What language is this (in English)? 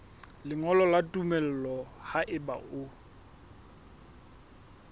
Southern Sotho